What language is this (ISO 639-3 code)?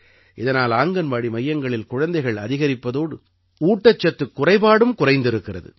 tam